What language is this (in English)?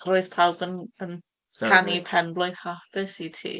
Welsh